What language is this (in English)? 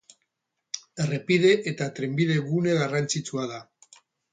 Basque